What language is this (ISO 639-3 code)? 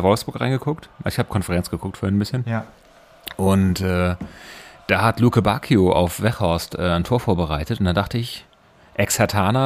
deu